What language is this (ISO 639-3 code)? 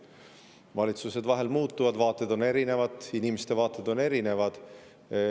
est